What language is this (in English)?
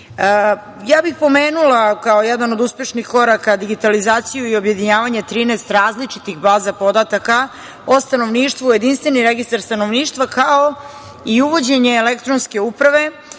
Serbian